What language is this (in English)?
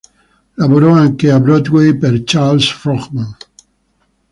Italian